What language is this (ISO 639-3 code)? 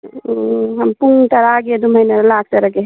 mni